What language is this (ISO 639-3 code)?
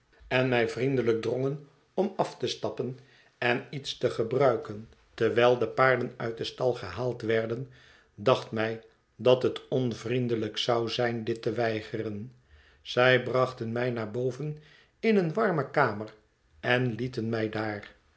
nld